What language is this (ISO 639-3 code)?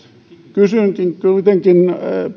fin